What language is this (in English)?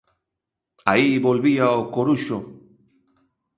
Galician